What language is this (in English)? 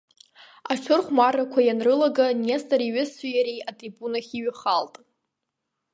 Abkhazian